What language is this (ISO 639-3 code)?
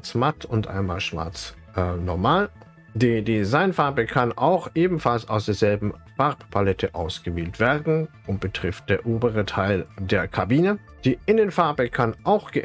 deu